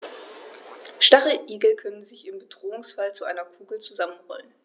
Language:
German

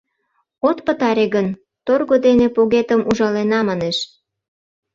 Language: Mari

